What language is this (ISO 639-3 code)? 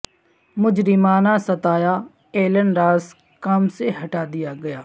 urd